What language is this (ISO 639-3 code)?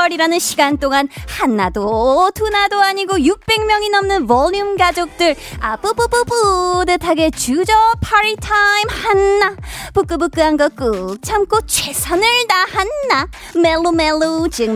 kor